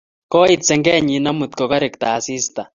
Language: Kalenjin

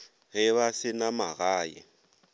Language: Northern Sotho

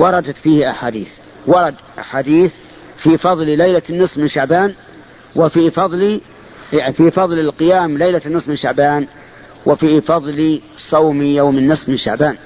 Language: Arabic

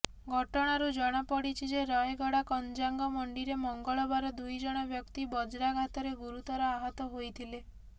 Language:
Odia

